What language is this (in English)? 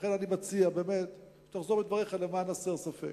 Hebrew